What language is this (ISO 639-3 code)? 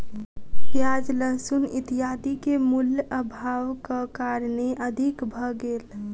mai